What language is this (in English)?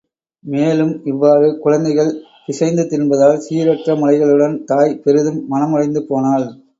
Tamil